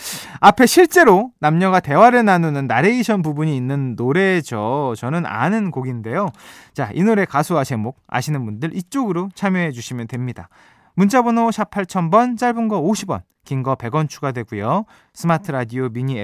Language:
Korean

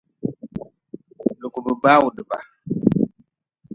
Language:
Nawdm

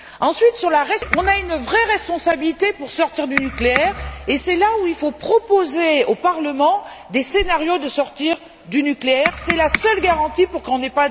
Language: French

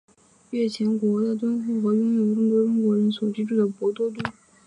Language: Chinese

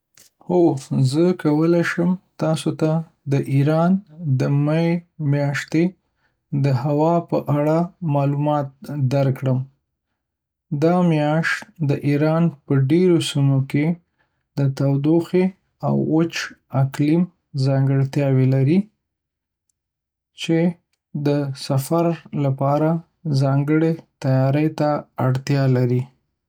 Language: Pashto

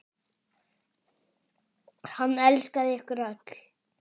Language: Icelandic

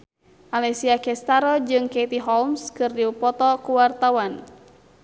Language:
Sundanese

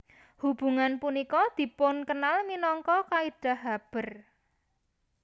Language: Javanese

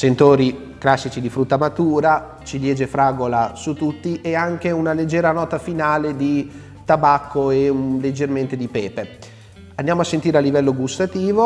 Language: Italian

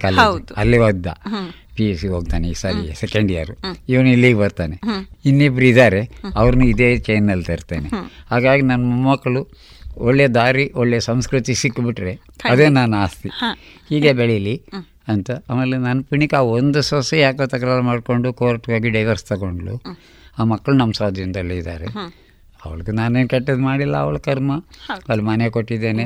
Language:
Kannada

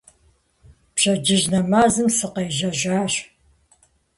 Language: Kabardian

